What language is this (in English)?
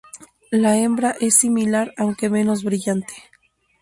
Spanish